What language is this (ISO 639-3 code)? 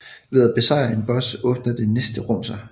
dan